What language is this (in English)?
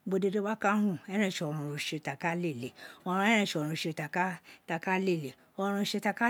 Isekiri